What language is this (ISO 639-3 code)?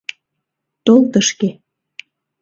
chm